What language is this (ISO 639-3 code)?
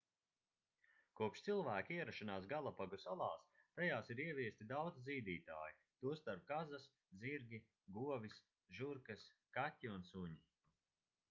lav